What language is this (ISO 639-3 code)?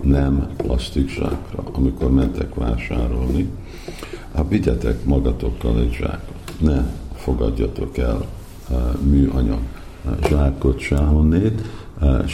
hun